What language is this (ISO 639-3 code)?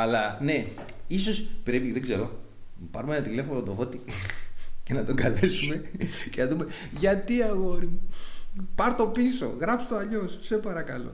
ell